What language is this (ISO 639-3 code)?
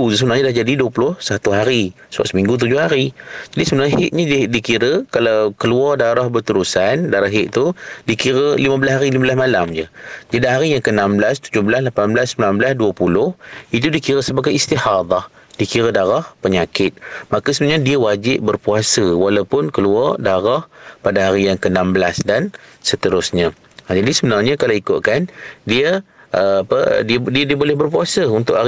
msa